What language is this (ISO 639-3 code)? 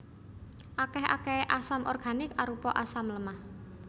jav